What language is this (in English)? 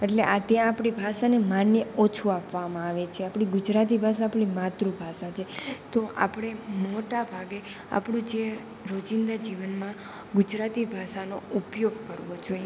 Gujarati